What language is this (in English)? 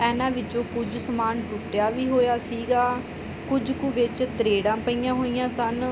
Punjabi